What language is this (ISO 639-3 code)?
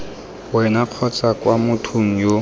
tsn